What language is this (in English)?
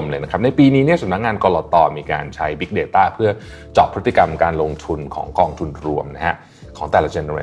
Thai